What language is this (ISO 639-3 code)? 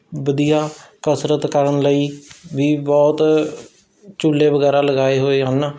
pan